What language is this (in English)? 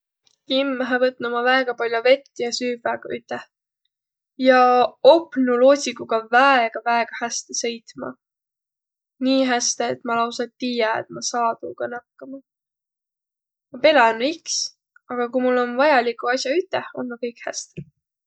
Võro